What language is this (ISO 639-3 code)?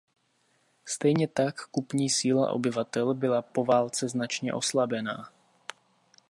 ces